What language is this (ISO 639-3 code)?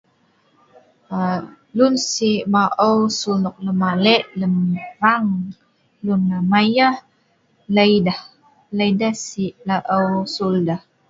snv